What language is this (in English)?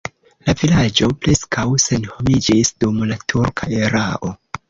Esperanto